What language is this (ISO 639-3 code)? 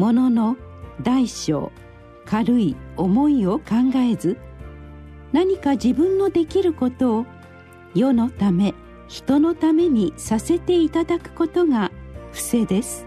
jpn